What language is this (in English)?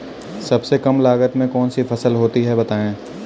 Hindi